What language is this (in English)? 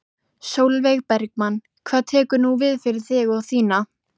Icelandic